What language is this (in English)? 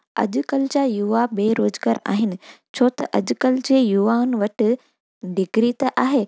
Sindhi